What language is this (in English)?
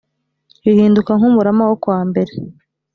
Kinyarwanda